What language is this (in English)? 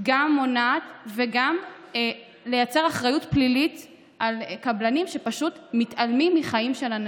Hebrew